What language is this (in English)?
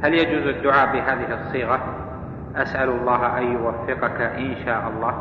Arabic